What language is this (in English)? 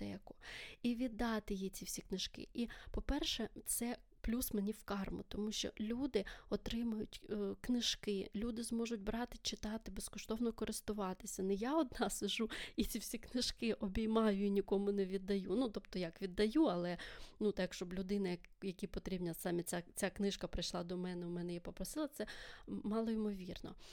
Ukrainian